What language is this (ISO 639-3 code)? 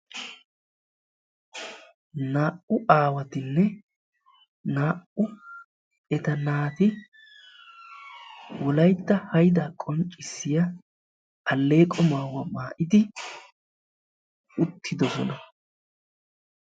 wal